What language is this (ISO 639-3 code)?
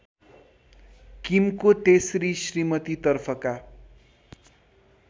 nep